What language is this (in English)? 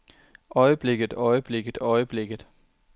Danish